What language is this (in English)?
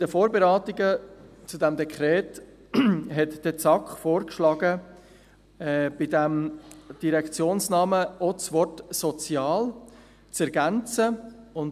Swiss German